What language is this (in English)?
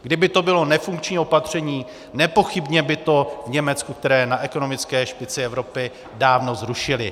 Czech